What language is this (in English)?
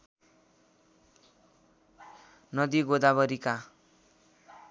Nepali